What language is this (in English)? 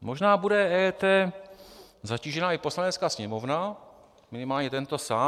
Czech